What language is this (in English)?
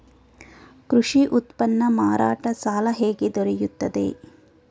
Kannada